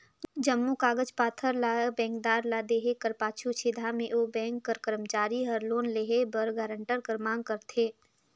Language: Chhattisgarhi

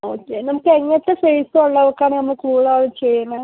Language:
Malayalam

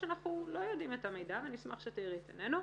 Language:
Hebrew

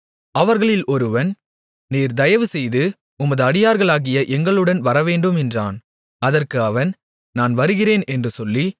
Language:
Tamil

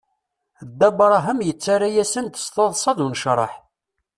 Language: Kabyle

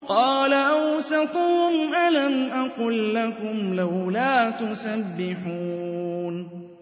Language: Arabic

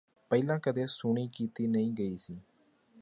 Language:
Punjabi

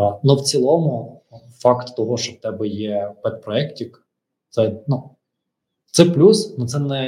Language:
Ukrainian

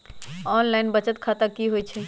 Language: Magahi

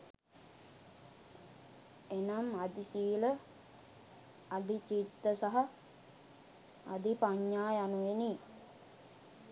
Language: Sinhala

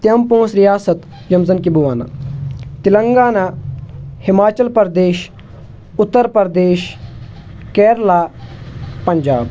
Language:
Kashmiri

